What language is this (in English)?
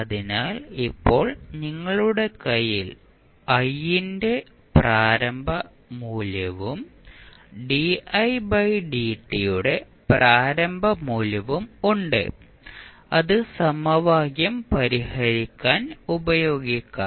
Malayalam